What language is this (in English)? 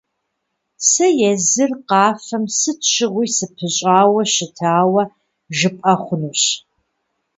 Kabardian